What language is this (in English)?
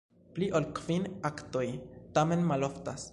Esperanto